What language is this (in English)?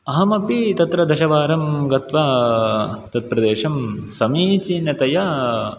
Sanskrit